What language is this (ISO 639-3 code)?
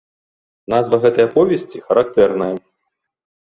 bel